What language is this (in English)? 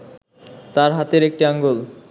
Bangla